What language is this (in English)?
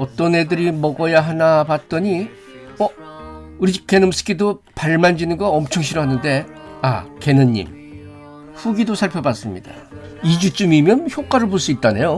Korean